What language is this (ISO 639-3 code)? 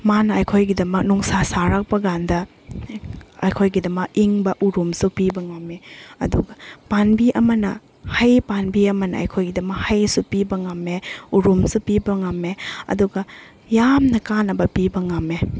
mni